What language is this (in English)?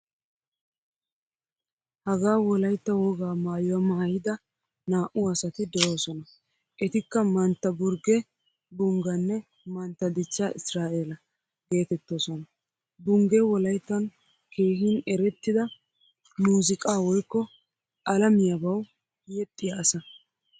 Wolaytta